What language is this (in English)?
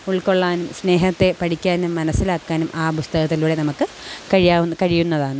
Malayalam